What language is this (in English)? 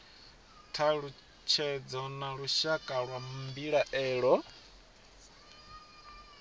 Venda